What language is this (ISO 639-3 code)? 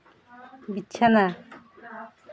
sat